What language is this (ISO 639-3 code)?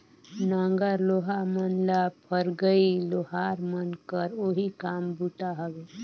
hne